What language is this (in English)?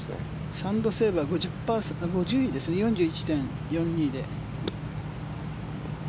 Japanese